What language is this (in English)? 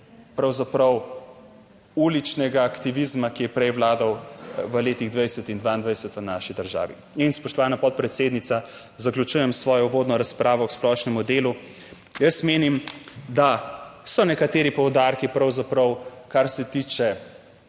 Slovenian